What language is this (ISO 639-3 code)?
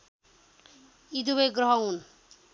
nep